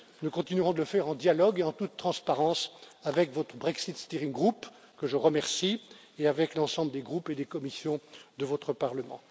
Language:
French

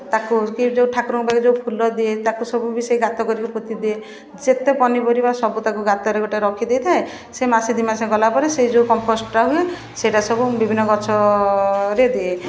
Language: Odia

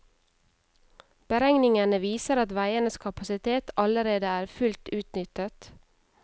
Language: Norwegian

